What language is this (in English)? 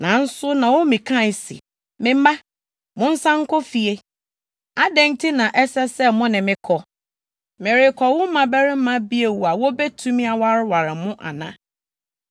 Akan